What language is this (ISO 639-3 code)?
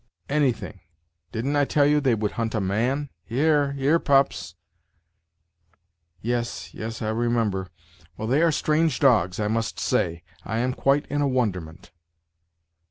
eng